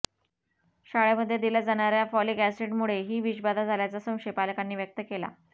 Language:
Marathi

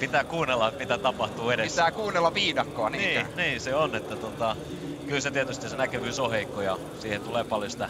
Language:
Finnish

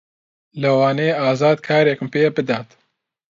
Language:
Central Kurdish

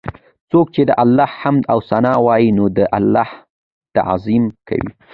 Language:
Pashto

